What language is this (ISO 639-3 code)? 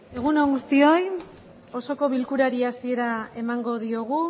eus